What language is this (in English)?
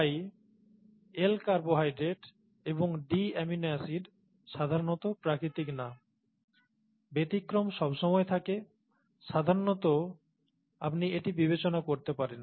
Bangla